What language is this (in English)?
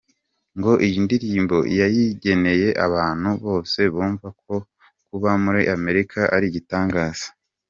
Kinyarwanda